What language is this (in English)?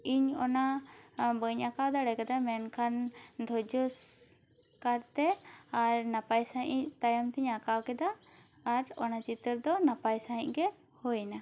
Santali